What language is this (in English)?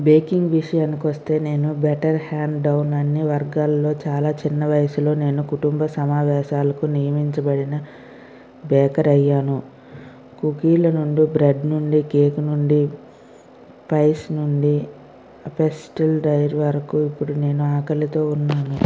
Telugu